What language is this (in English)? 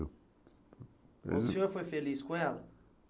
Portuguese